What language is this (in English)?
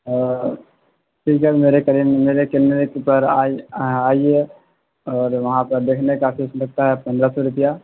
Urdu